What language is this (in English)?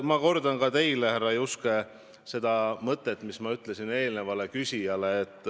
Estonian